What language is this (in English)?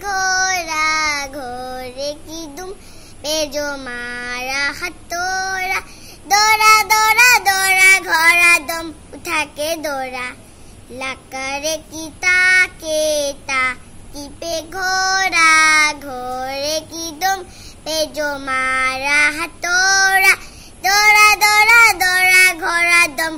Hindi